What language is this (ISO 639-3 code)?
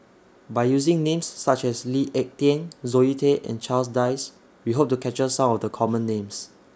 eng